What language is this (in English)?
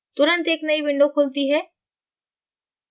Hindi